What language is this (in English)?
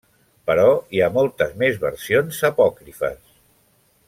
Catalan